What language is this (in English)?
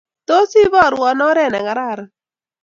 Kalenjin